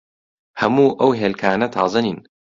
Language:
Central Kurdish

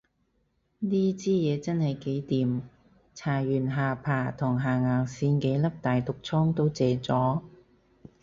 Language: Cantonese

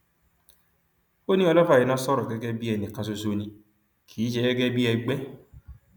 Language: Yoruba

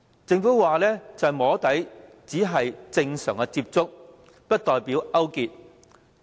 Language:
Cantonese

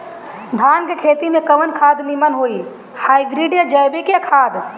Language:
Bhojpuri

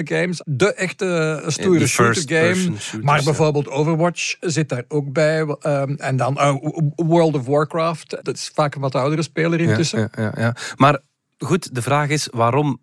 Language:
Dutch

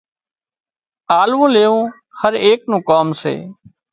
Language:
Wadiyara Koli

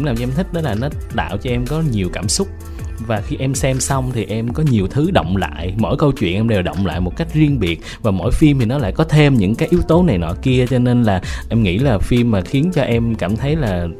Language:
Vietnamese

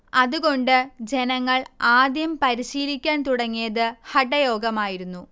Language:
Malayalam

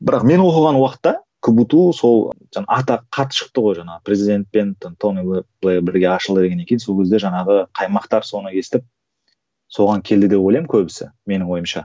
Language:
Kazakh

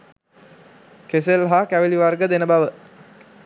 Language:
Sinhala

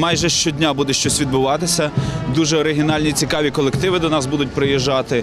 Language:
Ukrainian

